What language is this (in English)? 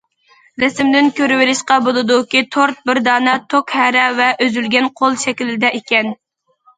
Uyghur